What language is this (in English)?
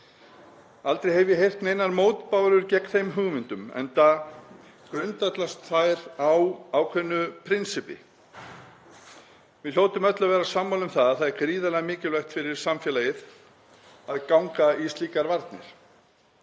Icelandic